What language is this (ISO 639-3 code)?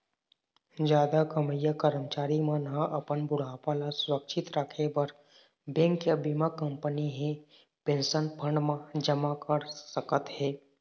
hne